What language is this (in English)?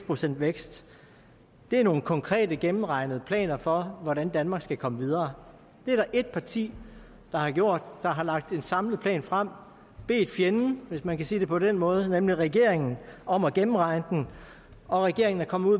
Danish